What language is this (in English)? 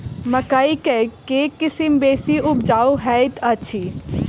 Maithili